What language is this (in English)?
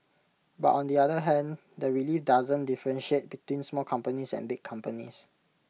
English